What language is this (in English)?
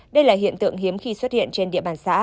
Vietnamese